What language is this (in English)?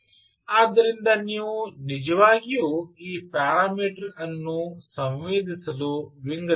Kannada